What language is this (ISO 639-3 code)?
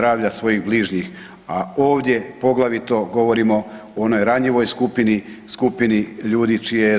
hrv